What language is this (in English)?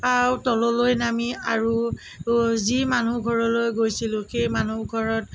Assamese